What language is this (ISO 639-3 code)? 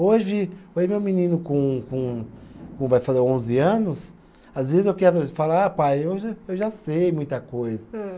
por